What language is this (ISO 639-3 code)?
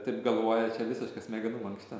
lit